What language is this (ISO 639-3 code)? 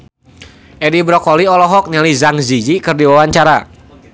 sun